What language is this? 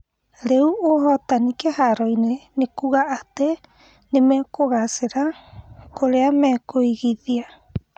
Kikuyu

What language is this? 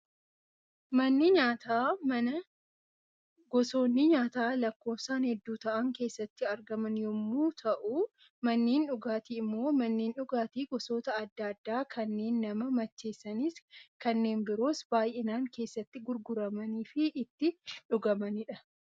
Oromo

